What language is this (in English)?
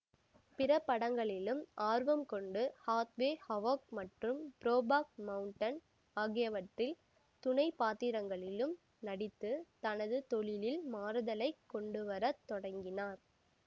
Tamil